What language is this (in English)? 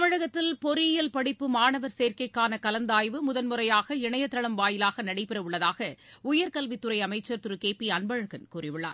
Tamil